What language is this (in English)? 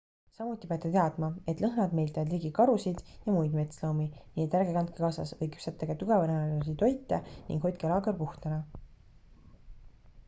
Estonian